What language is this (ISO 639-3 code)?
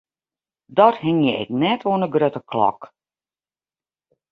fry